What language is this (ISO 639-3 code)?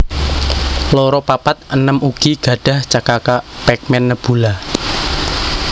jav